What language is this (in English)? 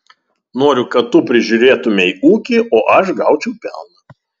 Lithuanian